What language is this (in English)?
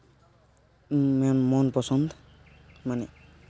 Santali